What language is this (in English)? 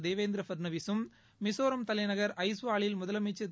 Tamil